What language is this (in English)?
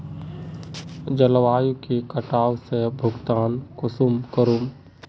Magahi